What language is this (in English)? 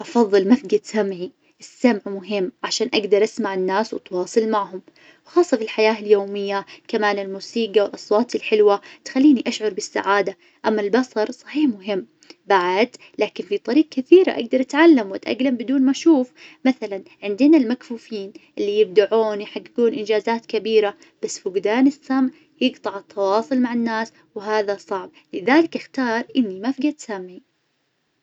Najdi Arabic